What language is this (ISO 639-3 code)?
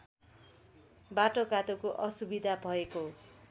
nep